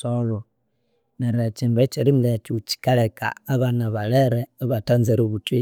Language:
Konzo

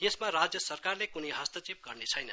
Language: Nepali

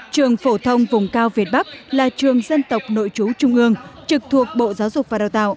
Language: Vietnamese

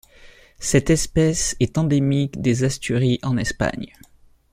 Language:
French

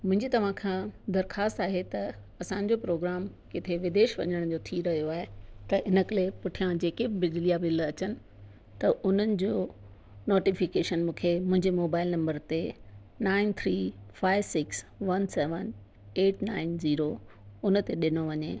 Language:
Sindhi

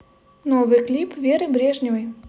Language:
Russian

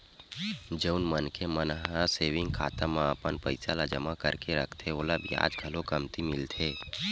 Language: Chhattisgarhi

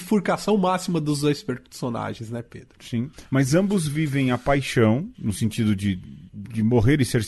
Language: Portuguese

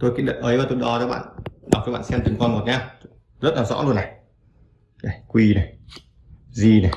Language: Vietnamese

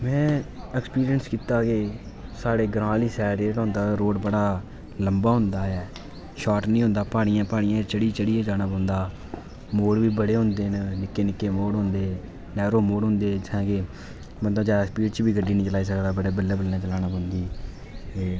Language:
Dogri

